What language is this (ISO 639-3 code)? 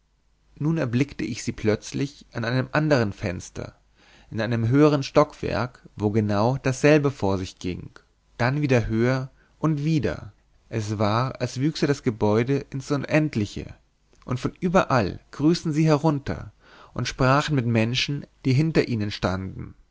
deu